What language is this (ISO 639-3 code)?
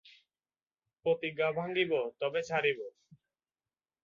ben